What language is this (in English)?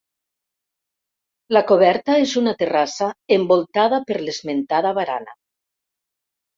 Catalan